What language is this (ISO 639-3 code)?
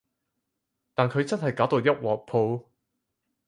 yue